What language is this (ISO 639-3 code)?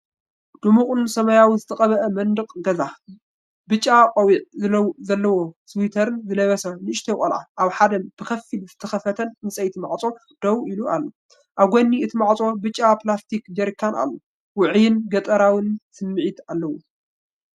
tir